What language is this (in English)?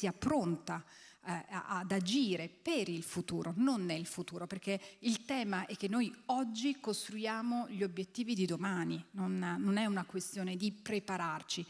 Italian